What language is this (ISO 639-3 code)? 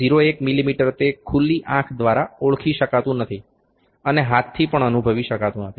guj